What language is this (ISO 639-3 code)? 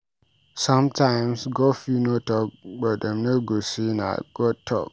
pcm